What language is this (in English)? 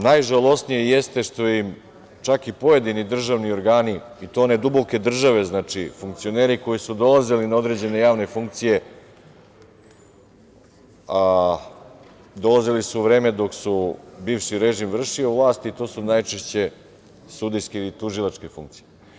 Serbian